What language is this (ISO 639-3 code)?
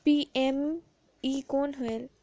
hne